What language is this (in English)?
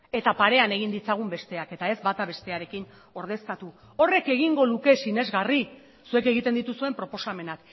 Basque